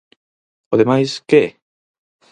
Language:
Galician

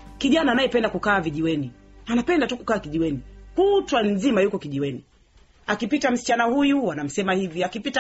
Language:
Swahili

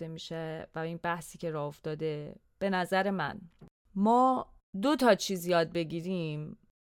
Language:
Persian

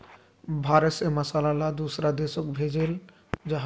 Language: Magahi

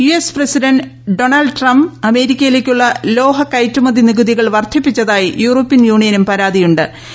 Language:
Malayalam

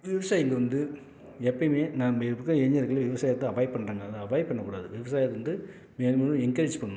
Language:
Tamil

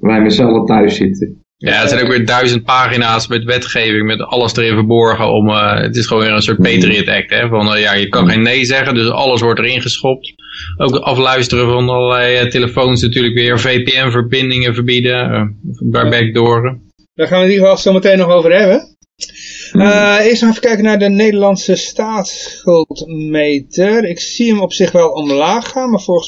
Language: Dutch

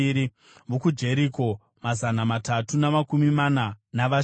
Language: Shona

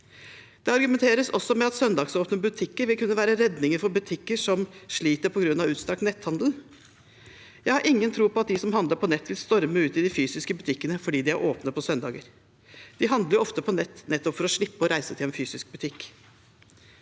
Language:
Norwegian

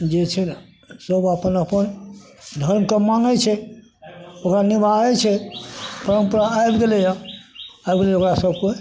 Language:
Maithili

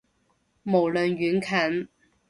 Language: Cantonese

